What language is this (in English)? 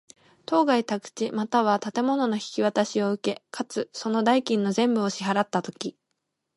Japanese